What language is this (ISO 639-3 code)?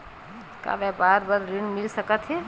hne